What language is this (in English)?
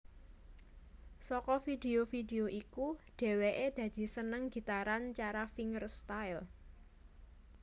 Javanese